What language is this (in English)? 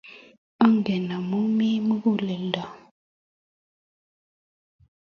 Kalenjin